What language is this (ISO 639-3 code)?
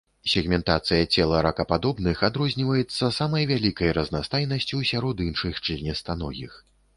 bel